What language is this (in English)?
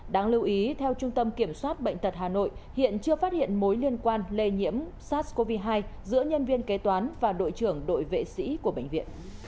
Vietnamese